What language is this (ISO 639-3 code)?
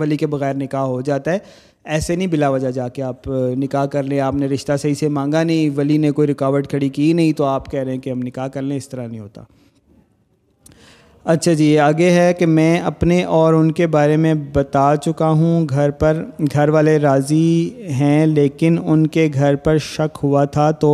urd